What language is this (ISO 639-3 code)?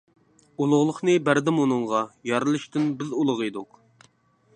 uig